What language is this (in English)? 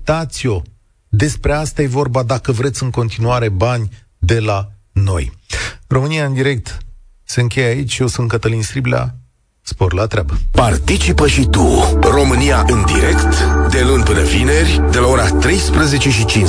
Romanian